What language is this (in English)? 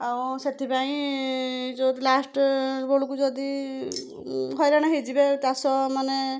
Odia